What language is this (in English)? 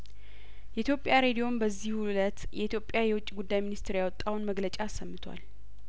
Amharic